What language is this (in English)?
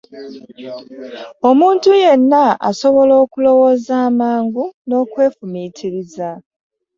Ganda